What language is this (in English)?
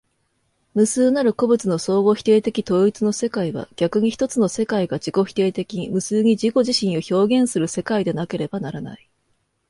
Japanese